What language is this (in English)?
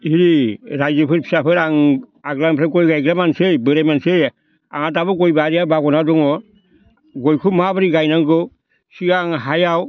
Bodo